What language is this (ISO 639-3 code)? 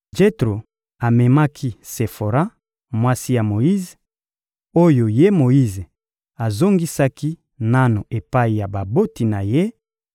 lin